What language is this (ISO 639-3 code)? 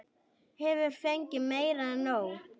isl